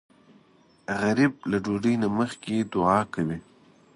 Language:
Pashto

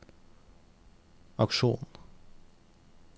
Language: Norwegian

